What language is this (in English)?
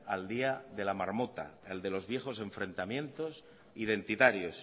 Spanish